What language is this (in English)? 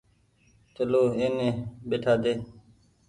Goaria